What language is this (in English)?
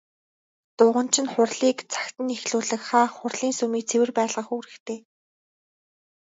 Mongolian